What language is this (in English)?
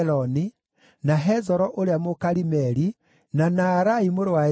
Kikuyu